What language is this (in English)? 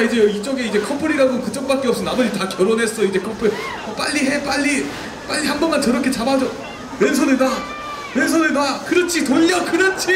Korean